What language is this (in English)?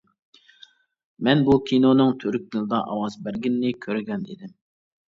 Uyghur